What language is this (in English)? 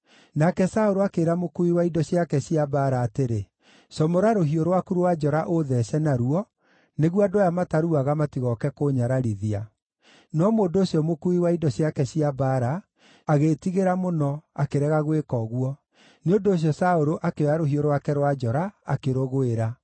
Kikuyu